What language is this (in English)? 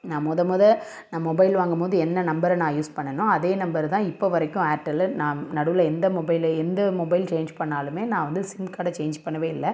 Tamil